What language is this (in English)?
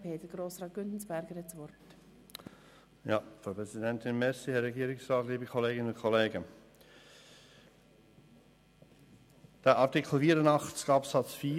Swiss German